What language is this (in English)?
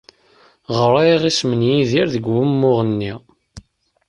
Kabyle